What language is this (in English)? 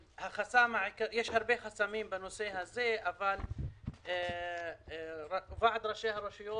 Hebrew